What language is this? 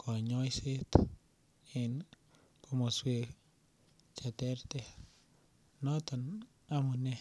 Kalenjin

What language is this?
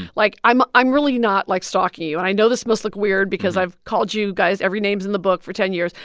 English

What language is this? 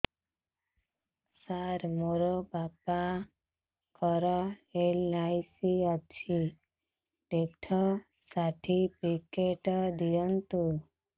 Odia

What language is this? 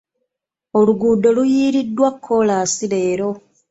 Ganda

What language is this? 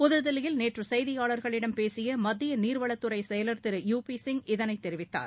Tamil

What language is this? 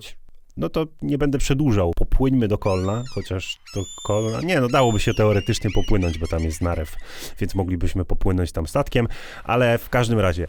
Polish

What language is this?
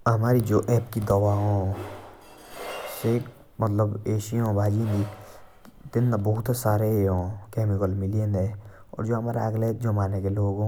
Jaunsari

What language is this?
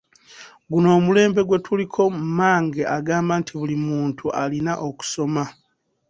Ganda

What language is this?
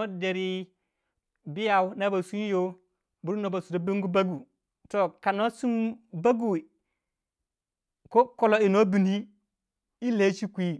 Waja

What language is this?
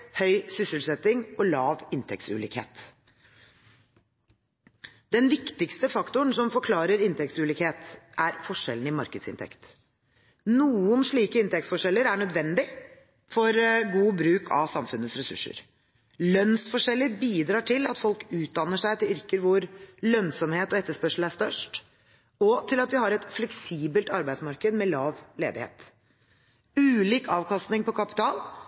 Norwegian Bokmål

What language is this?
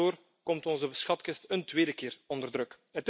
Dutch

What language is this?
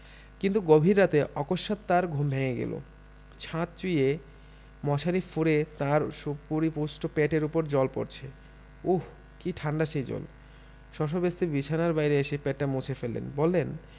Bangla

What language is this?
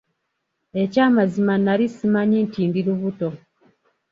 Ganda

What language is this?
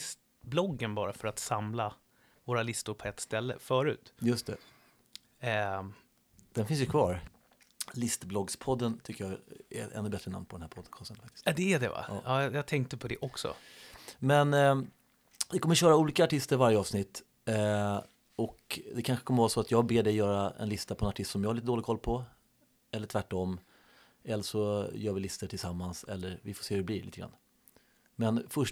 Swedish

